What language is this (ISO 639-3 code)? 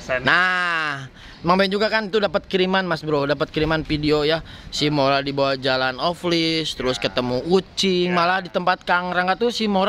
ind